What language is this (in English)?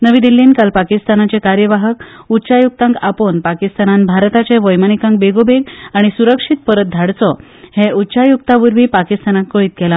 Konkani